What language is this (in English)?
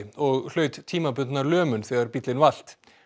Icelandic